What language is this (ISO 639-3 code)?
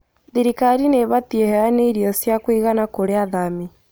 kik